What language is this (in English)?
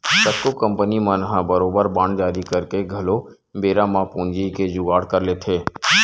Chhattisgarhi